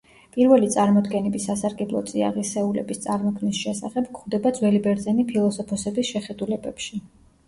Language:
Georgian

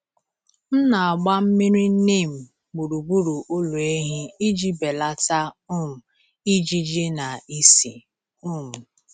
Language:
Igbo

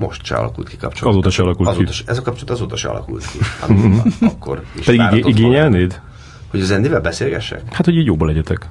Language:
Hungarian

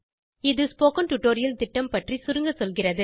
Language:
Tamil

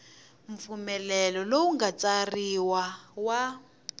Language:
Tsonga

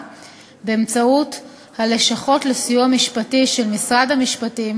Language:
Hebrew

